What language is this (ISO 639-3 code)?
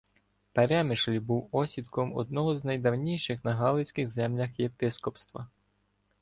ukr